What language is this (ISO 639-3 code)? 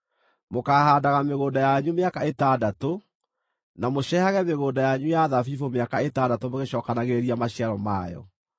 kik